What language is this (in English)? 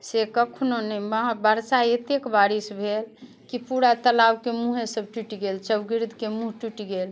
Maithili